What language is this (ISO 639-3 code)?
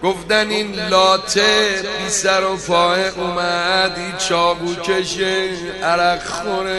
fas